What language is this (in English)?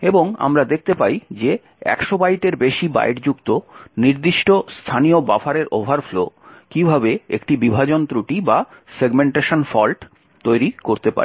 Bangla